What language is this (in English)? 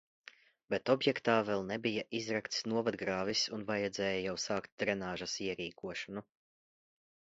Latvian